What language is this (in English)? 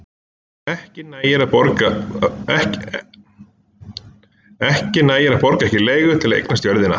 Icelandic